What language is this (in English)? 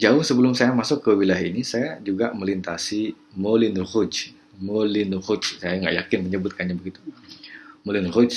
Indonesian